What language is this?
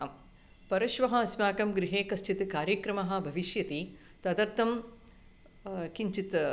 Sanskrit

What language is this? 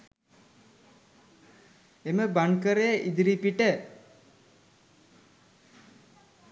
Sinhala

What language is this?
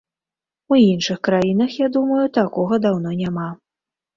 Belarusian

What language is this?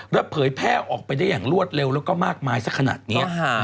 Thai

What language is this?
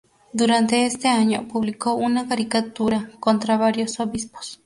Spanish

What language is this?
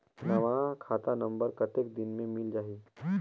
Chhattisgarhi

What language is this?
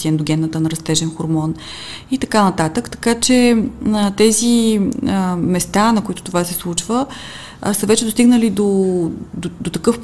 Bulgarian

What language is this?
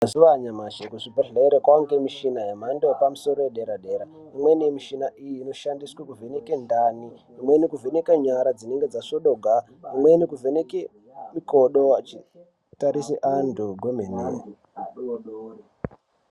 Ndau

